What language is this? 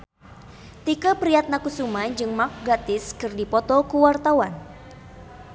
Sundanese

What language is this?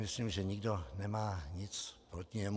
Czech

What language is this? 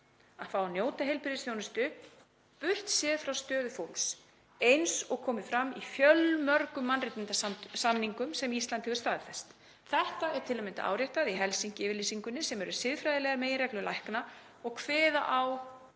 Icelandic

